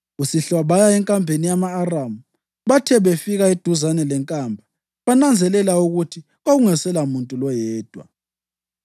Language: North Ndebele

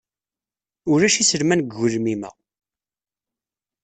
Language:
Kabyle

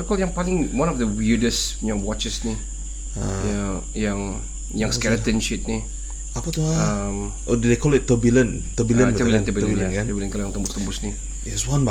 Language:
Malay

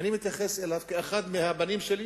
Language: Hebrew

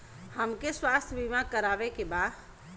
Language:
Bhojpuri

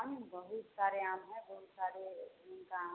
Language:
Hindi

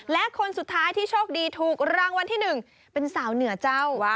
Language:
Thai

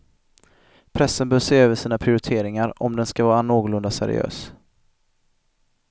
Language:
Swedish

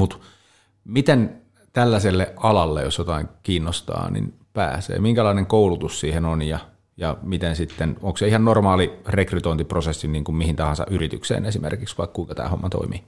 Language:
Finnish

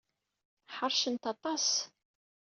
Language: Kabyle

